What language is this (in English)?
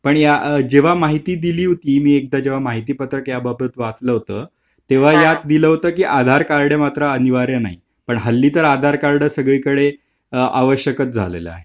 Marathi